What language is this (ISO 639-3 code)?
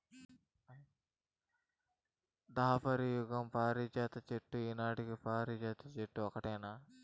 tel